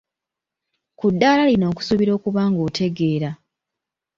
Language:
Ganda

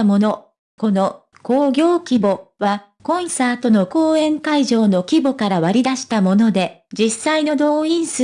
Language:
Japanese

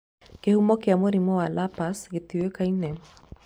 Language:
Kikuyu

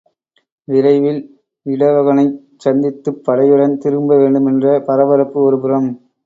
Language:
Tamil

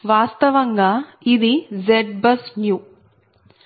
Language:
Telugu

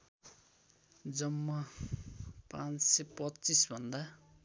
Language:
Nepali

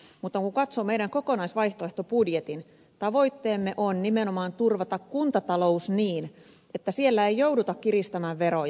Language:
Finnish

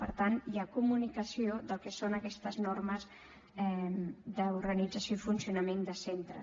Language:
Catalan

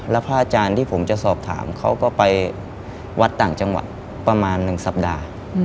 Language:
Thai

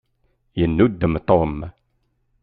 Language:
Kabyle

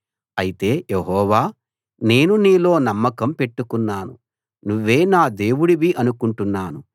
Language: Telugu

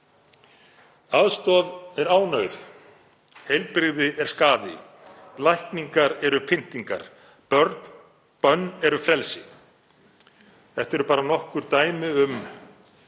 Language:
Icelandic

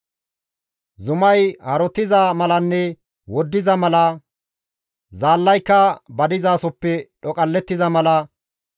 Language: Gamo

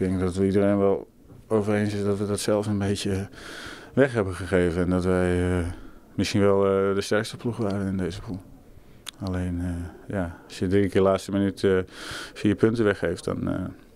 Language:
Dutch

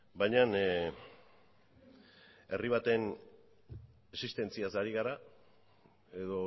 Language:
Basque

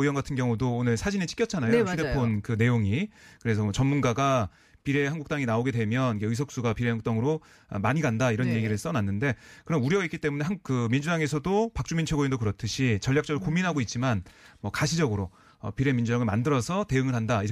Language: Korean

